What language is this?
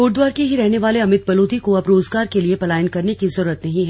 Hindi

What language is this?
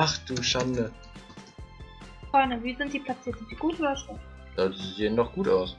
German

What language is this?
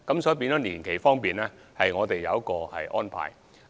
Cantonese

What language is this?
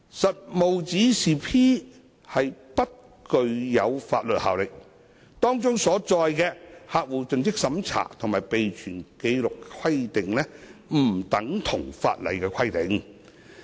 Cantonese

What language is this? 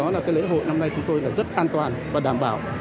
Vietnamese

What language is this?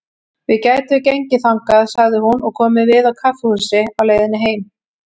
Icelandic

